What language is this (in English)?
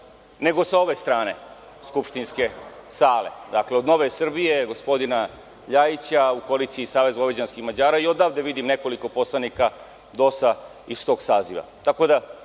Serbian